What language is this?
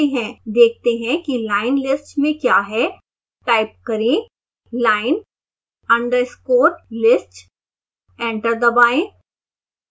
Hindi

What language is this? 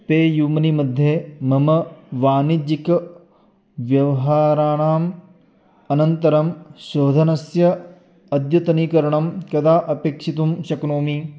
Sanskrit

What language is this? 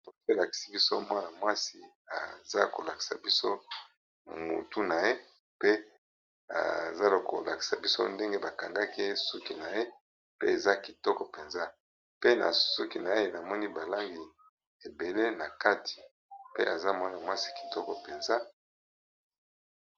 Lingala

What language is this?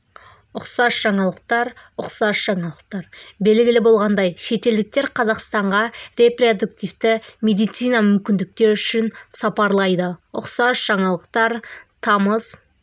Kazakh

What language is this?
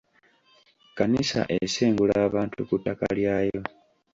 Ganda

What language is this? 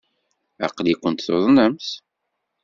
Kabyle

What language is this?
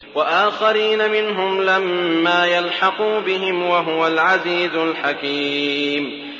Arabic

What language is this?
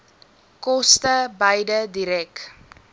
Afrikaans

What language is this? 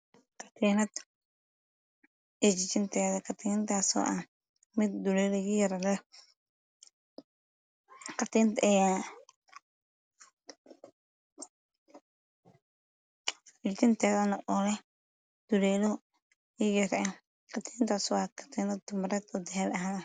Somali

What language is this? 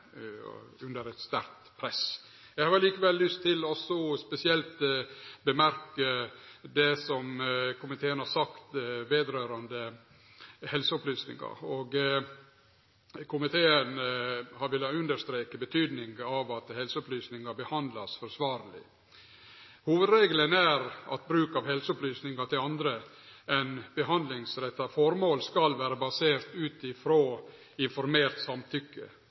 Norwegian Nynorsk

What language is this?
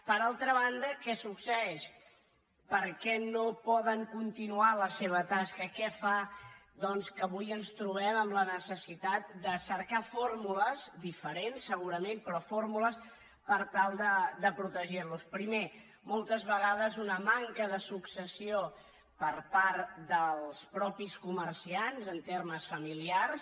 Catalan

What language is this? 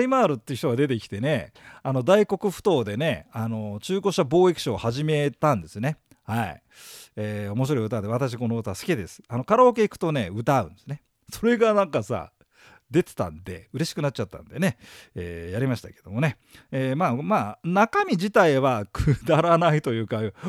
Japanese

